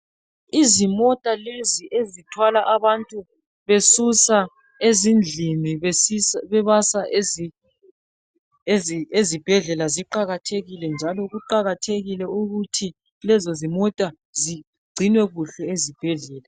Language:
North Ndebele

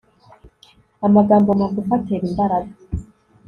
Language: Kinyarwanda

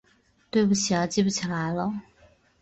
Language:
Chinese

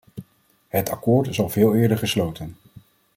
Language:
Dutch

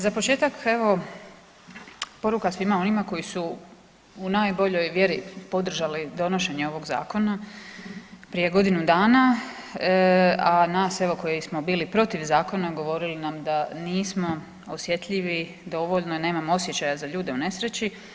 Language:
Croatian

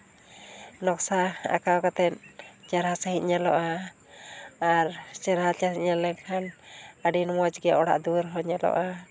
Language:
Santali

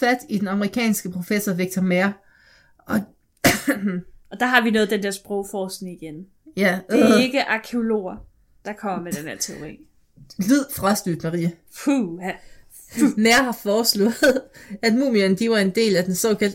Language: Danish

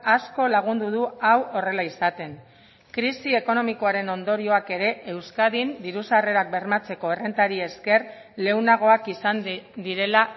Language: Basque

